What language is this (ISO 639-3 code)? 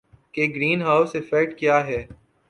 urd